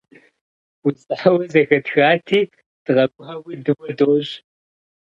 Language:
Kabardian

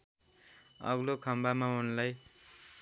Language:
Nepali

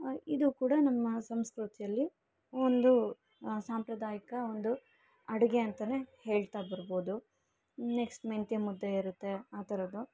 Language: Kannada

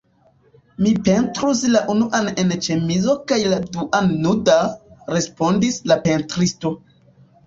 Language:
Esperanto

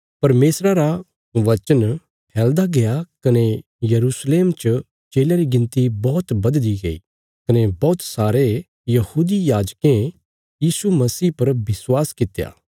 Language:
Bilaspuri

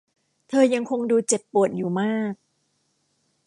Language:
Thai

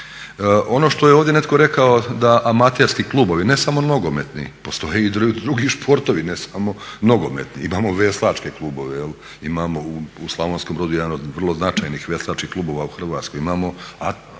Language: Croatian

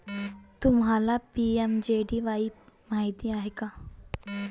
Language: Marathi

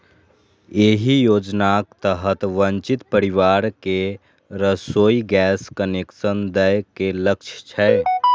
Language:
Maithili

